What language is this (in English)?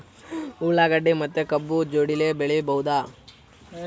Kannada